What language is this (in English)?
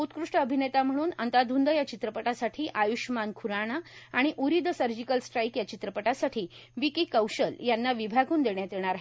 Marathi